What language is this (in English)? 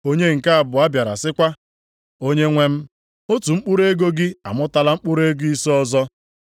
Igbo